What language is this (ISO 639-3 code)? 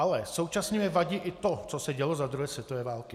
ces